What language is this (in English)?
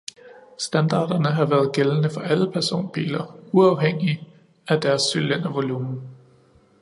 Danish